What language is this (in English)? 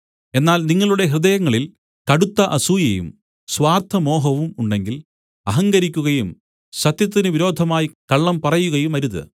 Malayalam